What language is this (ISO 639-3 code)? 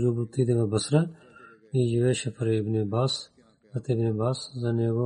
bul